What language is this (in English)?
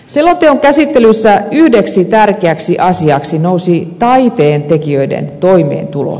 Finnish